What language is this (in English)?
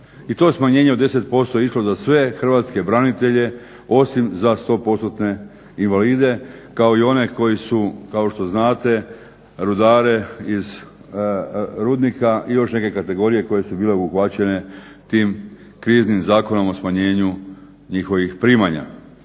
Croatian